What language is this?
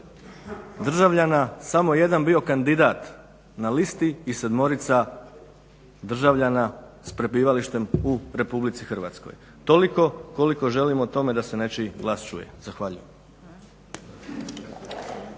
Croatian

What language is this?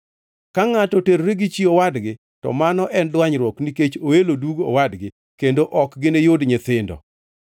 Luo (Kenya and Tanzania)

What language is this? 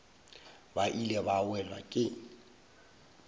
Northern Sotho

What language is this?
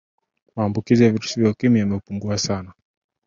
Swahili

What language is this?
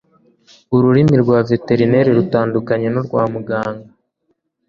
Kinyarwanda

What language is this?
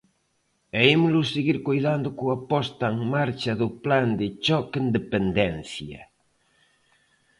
Galician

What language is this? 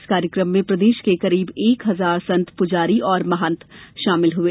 Hindi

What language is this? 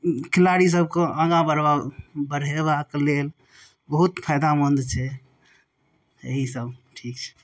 Maithili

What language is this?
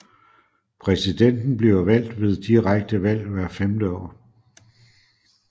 Danish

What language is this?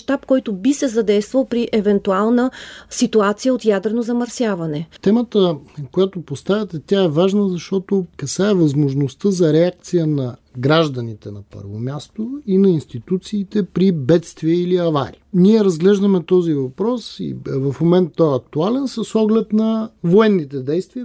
Bulgarian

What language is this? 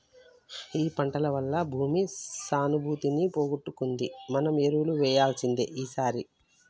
Telugu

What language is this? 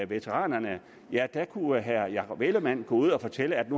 Danish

